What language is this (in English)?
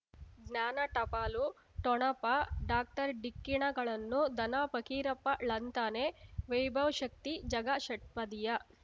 Kannada